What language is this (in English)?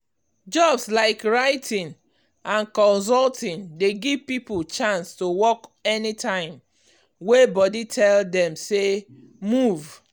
Nigerian Pidgin